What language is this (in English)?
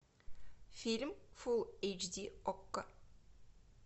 Russian